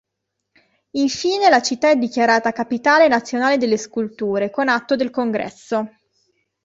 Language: Italian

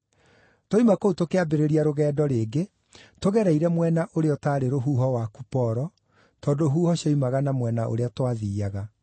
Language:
Kikuyu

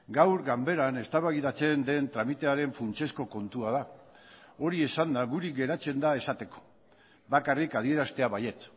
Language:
Basque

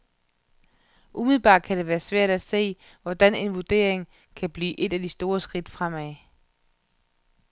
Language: Danish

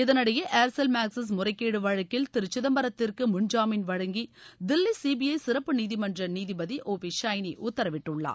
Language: Tamil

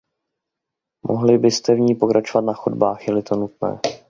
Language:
Czech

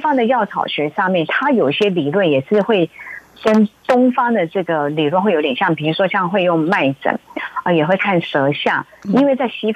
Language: Chinese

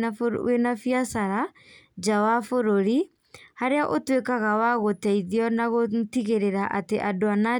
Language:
Kikuyu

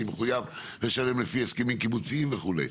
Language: Hebrew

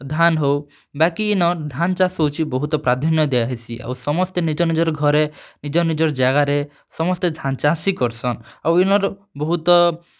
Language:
Odia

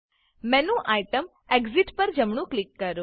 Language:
Gujarati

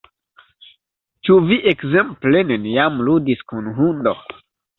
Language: Esperanto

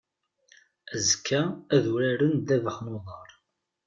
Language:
Kabyle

